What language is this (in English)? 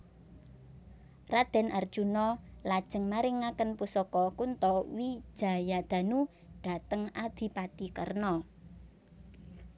Javanese